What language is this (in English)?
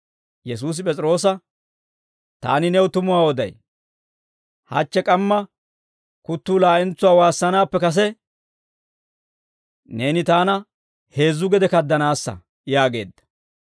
Dawro